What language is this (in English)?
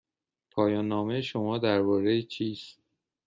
Persian